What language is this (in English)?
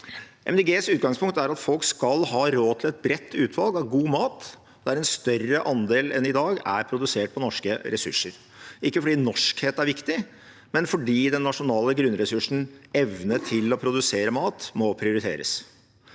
Norwegian